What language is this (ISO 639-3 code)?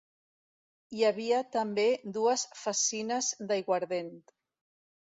cat